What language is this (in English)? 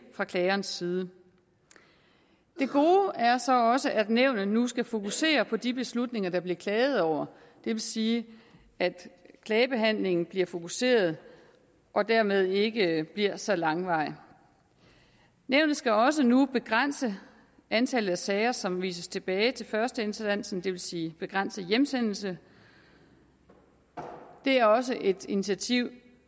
Danish